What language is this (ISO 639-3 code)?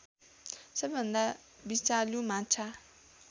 nep